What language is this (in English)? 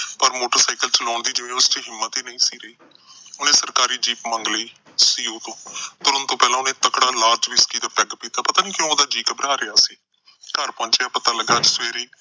Punjabi